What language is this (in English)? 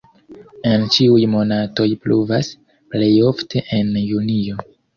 Esperanto